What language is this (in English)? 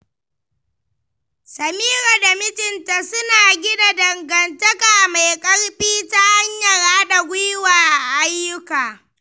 Hausa